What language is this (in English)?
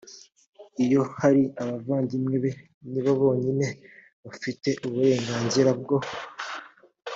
Kinyarwanda